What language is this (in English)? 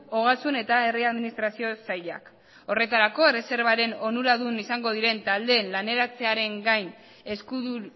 Basque